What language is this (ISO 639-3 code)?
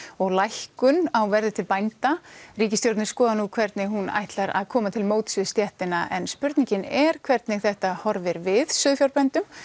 isl